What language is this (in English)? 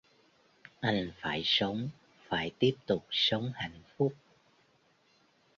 Vietnamese